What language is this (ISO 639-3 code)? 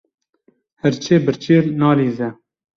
kur